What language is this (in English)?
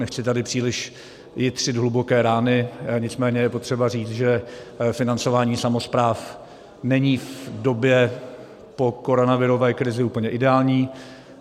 Czech